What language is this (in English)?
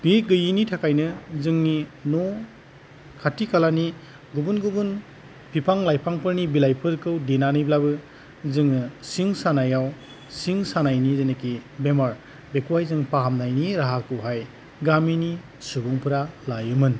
Bodo